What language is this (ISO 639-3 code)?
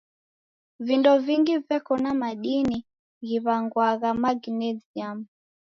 dav